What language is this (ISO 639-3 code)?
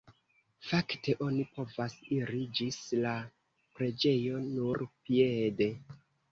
epo